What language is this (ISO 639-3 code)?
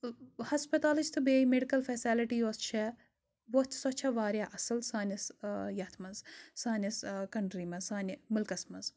kas